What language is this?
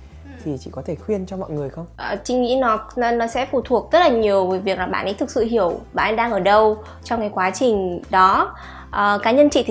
Vietnamese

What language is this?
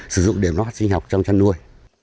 Vietnamese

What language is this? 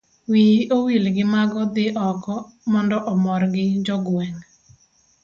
Luo (Kenya and Tanzania)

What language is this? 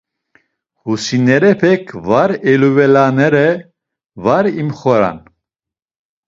Laz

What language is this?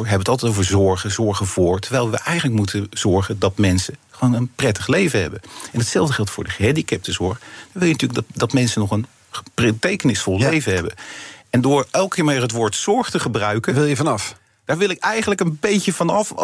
Dutch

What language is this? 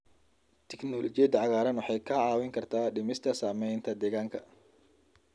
Somali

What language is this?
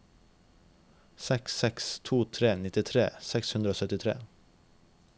Norwegian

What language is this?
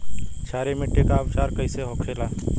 Bhojpuri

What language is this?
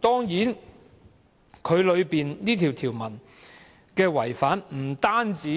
Cantonese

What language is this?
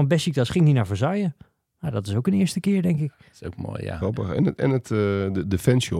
Dutch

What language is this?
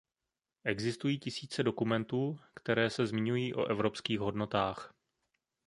Czech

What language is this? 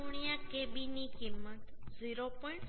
Gujarati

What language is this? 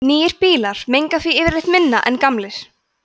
Icelandic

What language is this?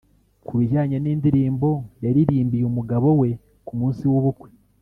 Kinyarwanda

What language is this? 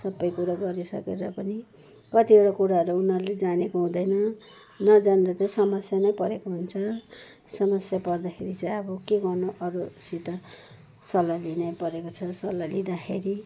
Nepali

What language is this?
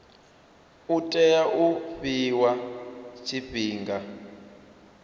Venda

